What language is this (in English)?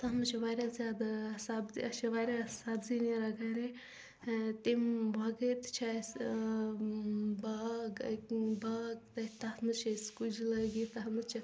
Kashmiri